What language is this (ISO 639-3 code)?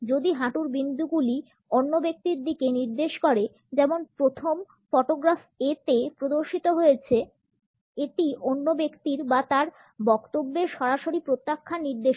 ben